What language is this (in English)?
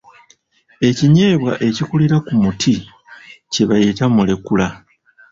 Ganda